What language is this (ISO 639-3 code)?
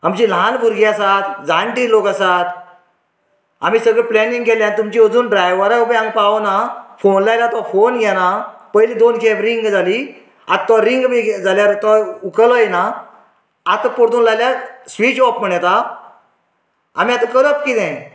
kok